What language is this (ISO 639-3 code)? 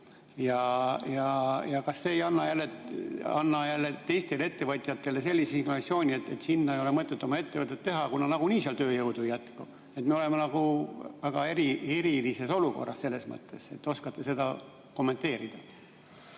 est